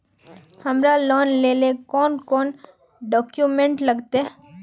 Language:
Magahi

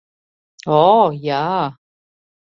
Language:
Latvian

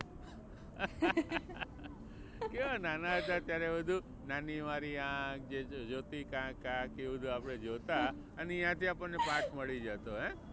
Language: Gujarati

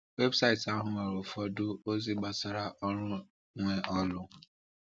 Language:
Igbo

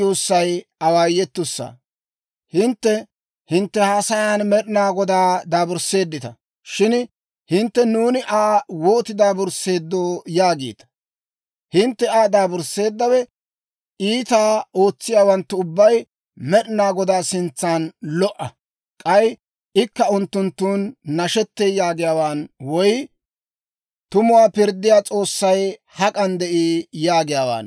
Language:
Dawro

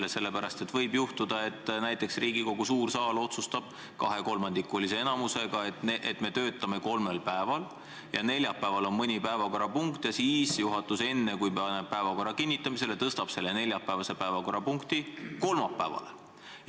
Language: Estonian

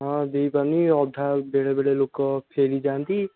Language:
Odia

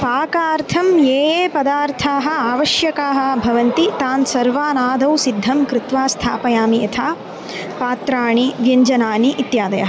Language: Sanskrit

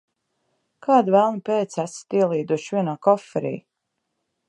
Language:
Latvian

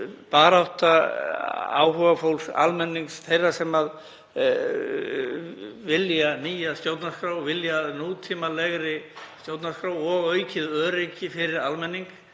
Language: Icelandic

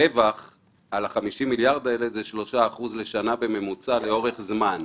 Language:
Hebrew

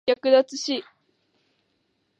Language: Japanese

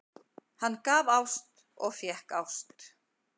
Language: Icelandic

